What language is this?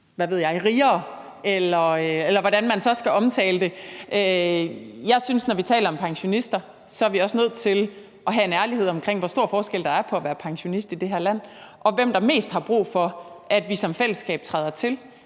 Danish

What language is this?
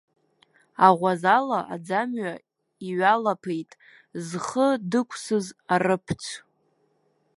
Abkhazian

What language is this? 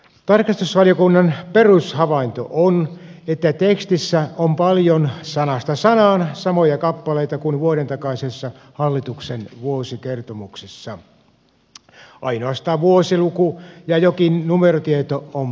Finnish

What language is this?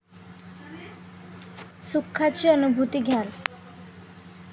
Marathi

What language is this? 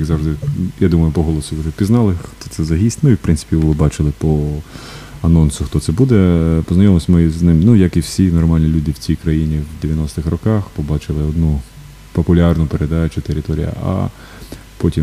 Ukrainian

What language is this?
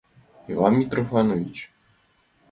Mari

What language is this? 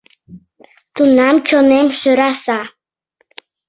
Mari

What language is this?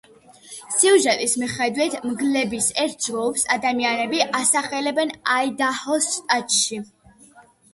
Georgian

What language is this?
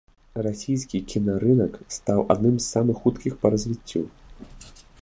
Belarusian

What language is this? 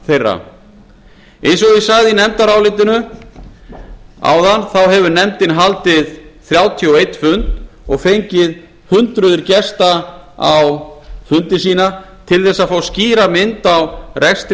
Icelandic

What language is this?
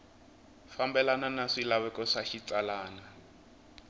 Tsonga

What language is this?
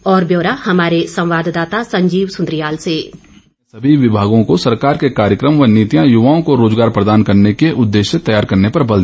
Hindi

